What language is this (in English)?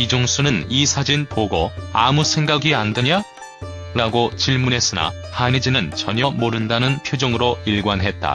Korean